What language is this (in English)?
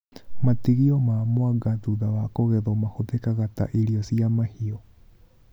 Kikuyu